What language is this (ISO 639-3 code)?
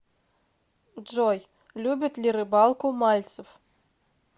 rus